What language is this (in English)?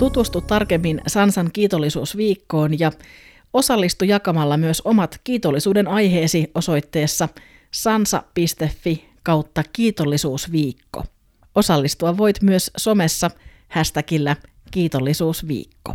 Finnish